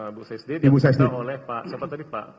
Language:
Indonesian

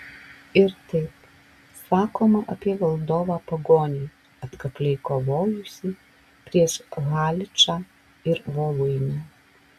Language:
Lithuanian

